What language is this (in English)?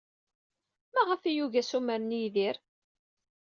Kabyle